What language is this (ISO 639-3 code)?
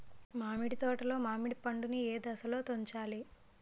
tel